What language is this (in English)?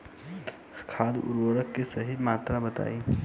Bhojpuri